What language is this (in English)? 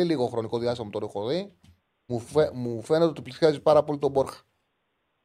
Greek